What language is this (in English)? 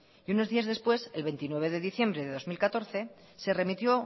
Spanish